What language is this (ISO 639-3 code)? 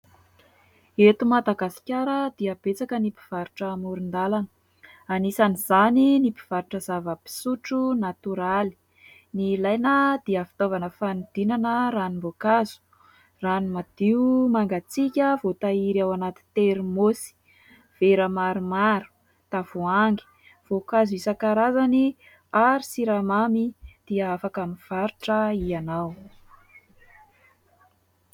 mlg